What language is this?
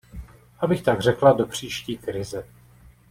Czech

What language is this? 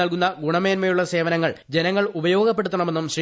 Malayalam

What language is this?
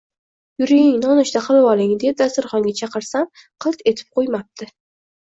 Uzbek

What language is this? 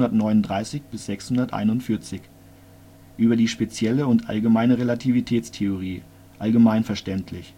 German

